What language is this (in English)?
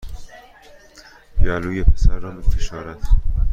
Persian